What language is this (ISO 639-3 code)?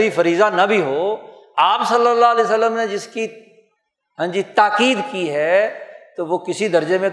urd